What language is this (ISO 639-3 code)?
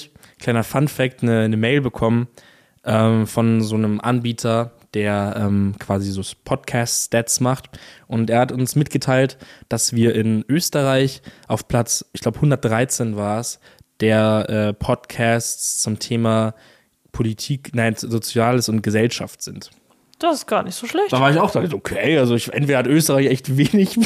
deu